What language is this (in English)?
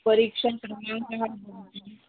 Sanskrit